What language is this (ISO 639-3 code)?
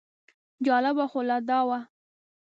pus